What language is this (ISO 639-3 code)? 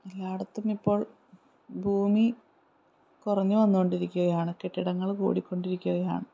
mal